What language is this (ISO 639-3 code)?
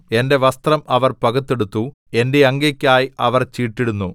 mal